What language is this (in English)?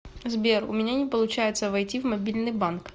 Russian